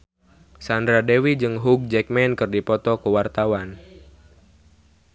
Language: Sundanese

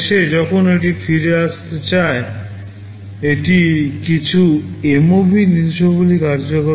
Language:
Bangla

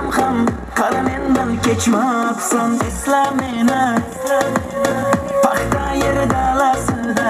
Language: Turkish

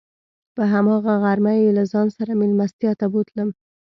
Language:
Pashto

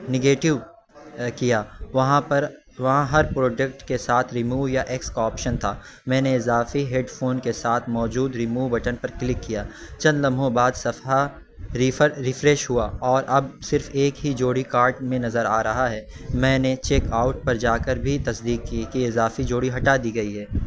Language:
Urdu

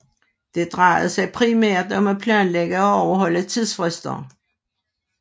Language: Danish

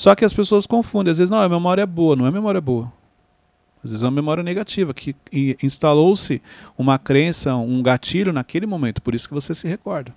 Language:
Portuguese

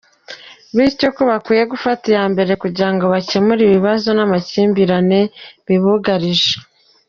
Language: Kinyarwanda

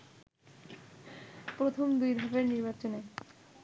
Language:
Bangla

